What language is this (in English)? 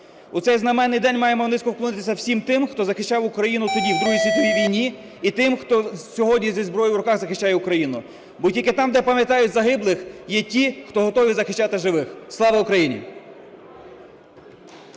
Ukrainian